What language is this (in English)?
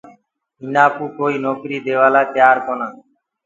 Gurgula